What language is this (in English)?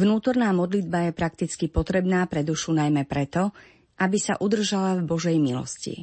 Slovak